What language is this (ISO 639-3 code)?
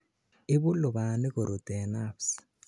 kln